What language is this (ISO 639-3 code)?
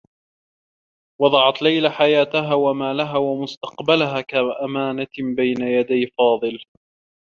ara